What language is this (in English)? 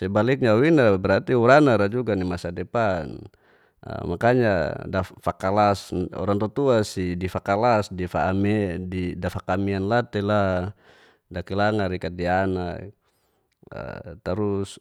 Geser-Gorom